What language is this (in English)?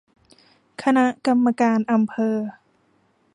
Thai